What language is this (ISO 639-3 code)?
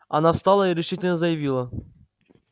rus